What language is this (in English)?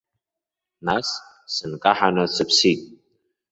Abkhazian